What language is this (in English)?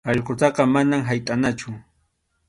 Arequipa-La Unión Quechua